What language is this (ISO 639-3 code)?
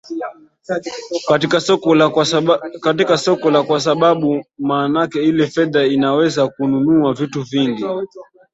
swa